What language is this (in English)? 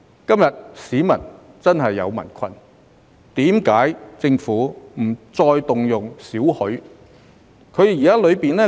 Cantonese